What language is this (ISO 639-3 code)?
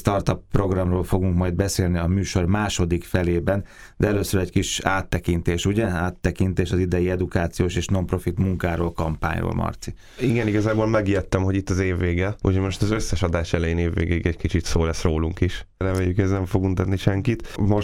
hun